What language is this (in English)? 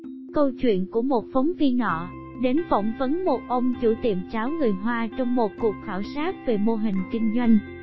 Vietnamese